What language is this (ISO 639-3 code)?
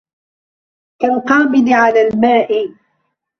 ara